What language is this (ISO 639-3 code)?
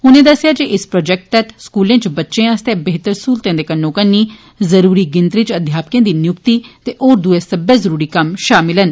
doi